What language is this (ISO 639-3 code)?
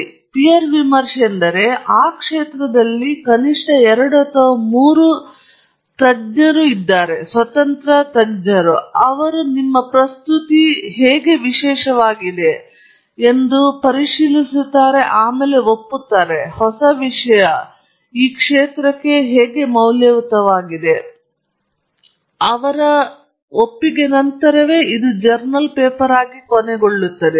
kan